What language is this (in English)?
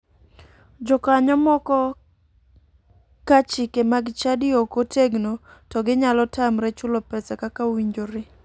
Luo (Kenya and Tanzania)